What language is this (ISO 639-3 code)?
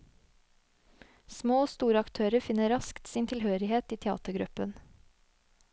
nor